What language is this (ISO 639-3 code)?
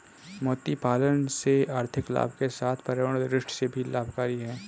hin